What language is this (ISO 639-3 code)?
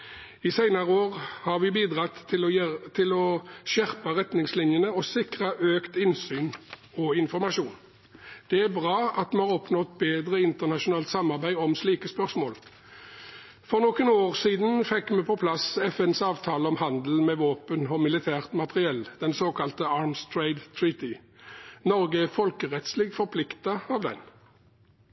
nob